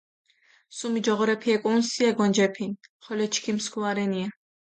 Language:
Mingrelian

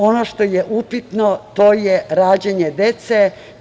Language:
Serbian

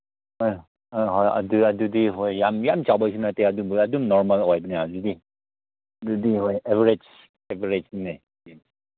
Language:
Manipuri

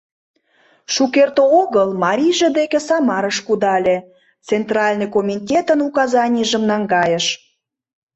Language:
Mari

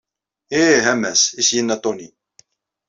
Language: Kabyle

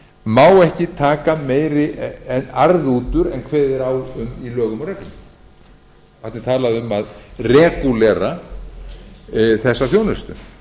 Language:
Icelandic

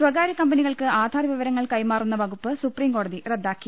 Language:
Malayalam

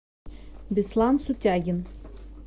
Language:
Russian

